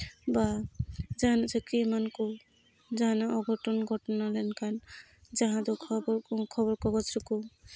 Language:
Santali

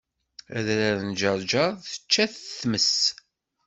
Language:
Kabyle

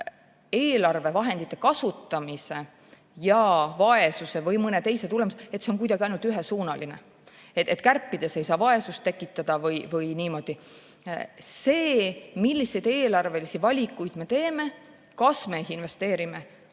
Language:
Estonian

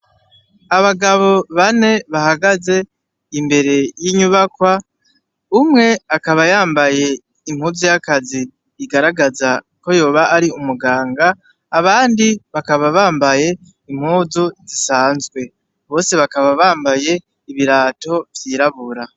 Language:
Rundi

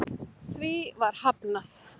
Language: Icelandic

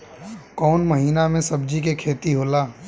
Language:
Bhojpuri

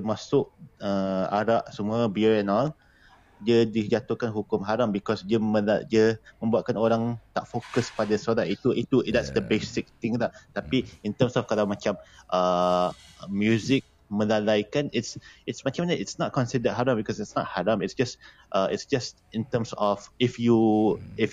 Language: Malay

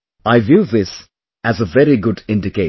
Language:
English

